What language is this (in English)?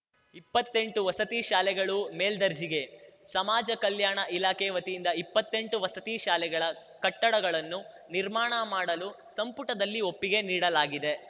Kannada